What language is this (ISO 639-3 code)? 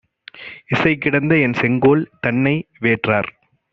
tam